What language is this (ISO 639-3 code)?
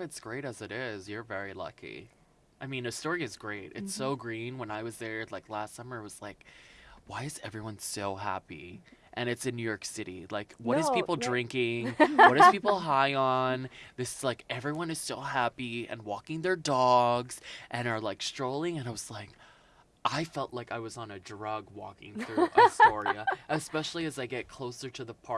eng